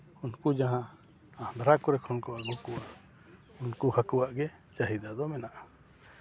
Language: Santali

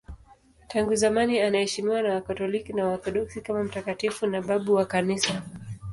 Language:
Swahili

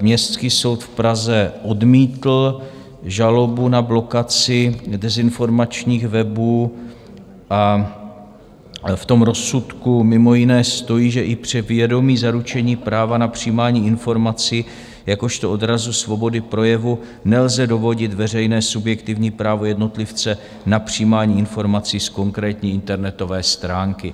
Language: Czech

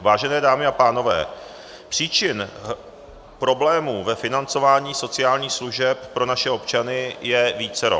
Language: Czech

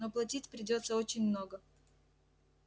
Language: Russian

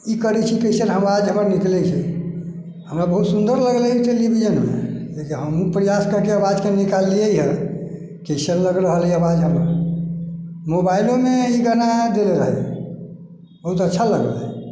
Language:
Maithili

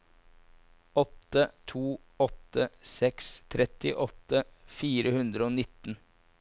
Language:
Norwegian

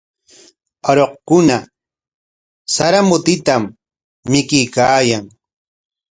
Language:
Corongo Ancash Quechua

